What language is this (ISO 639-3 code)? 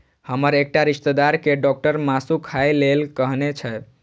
mai